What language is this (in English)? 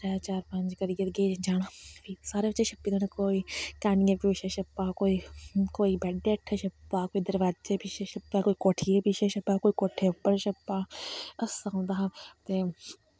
Dogri